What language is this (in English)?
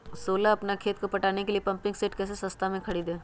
Magahi